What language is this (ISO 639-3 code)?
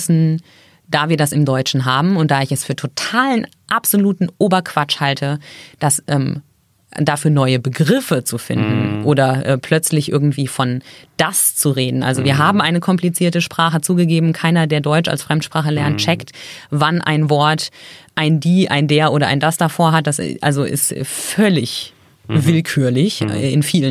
deu